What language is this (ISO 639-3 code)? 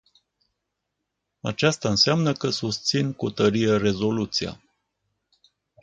ron